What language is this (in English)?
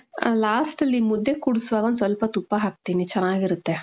Kannada